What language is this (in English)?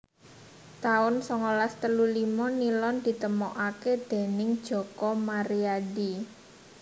Javanese